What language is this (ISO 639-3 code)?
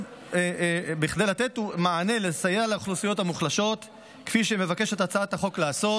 heb